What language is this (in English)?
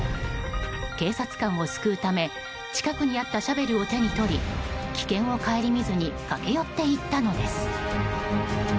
Japanese